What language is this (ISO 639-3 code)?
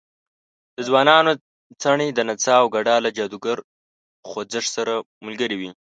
pus